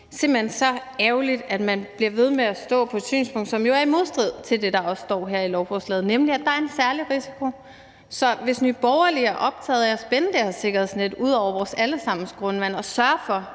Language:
Danish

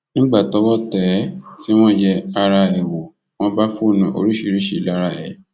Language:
Yoruba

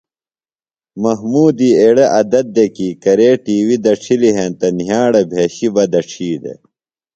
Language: Phalura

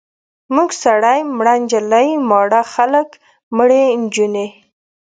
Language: Pashto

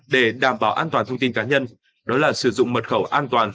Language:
Vietnamese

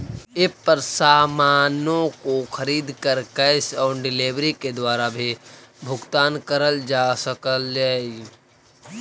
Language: Magahi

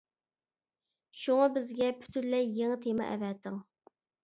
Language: Uyghur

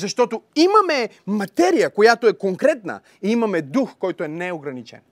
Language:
Bulgarian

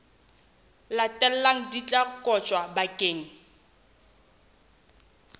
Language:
Southern Sotho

